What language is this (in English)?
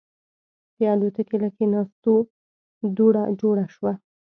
Pashto